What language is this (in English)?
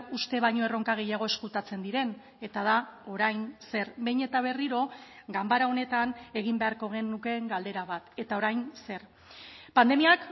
Basque